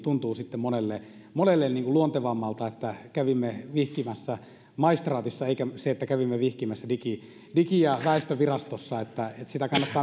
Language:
Finnish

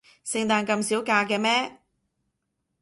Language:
Cantonese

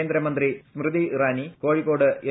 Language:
Malayalam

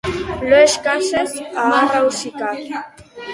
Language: Basque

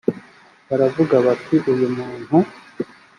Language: Kinyarwanda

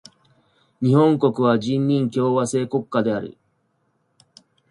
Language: Japanese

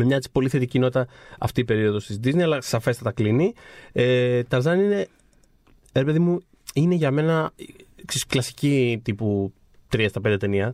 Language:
Greek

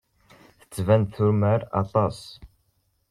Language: Kabyle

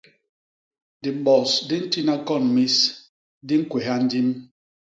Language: Basaa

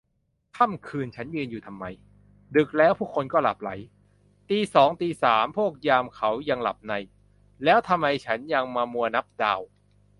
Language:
Thai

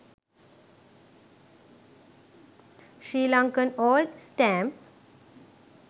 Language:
Sinhala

